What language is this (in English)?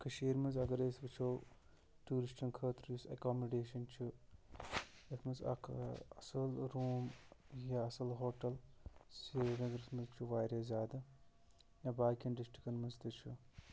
Kashmiri